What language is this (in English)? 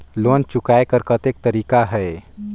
Chhattisgarhi